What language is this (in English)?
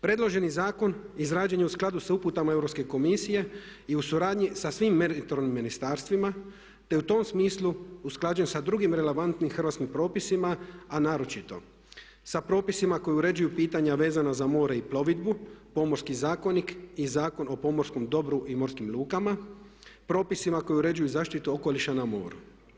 Croatian